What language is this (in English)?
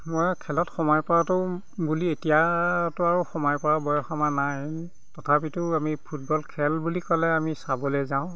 Assamese